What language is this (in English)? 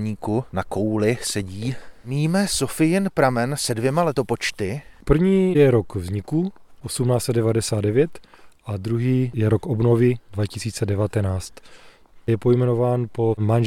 Czech